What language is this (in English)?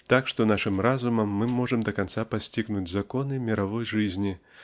Russian